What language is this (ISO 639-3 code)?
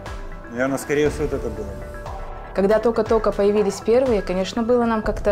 rus